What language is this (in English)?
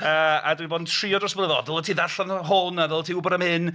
Welsh